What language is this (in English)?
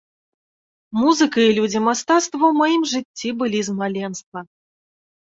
Belarusian